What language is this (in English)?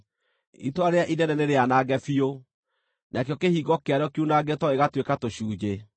Kikuyu